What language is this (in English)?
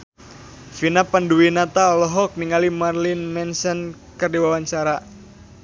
Sundanese